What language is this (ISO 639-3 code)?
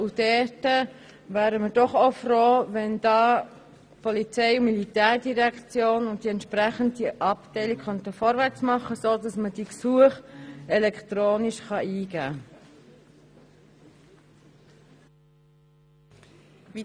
gsw